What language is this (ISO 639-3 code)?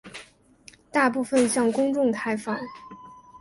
zho